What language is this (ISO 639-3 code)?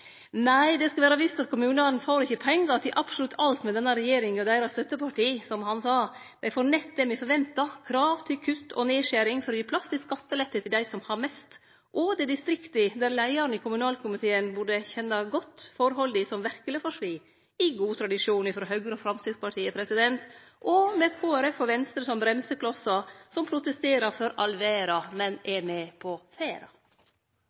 nno